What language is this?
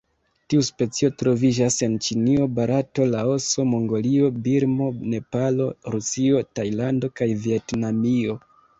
Esperanto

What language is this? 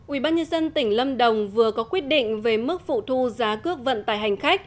Vietnamese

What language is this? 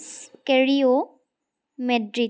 Assamese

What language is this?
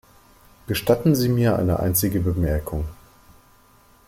German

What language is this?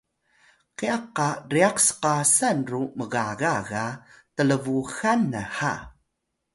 Atayal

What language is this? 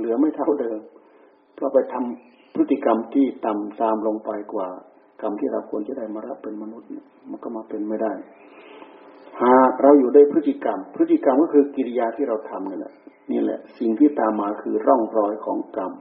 Thai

